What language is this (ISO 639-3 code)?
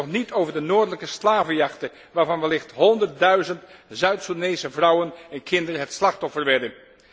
nld